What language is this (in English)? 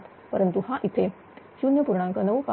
Marathi